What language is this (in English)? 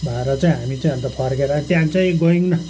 Nepali